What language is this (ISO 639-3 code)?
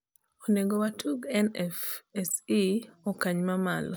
luo